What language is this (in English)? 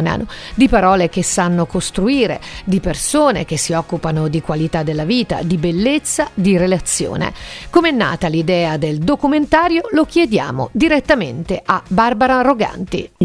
Italian